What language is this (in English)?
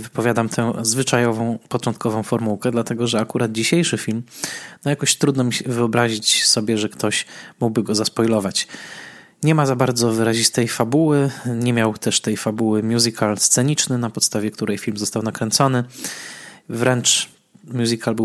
Polish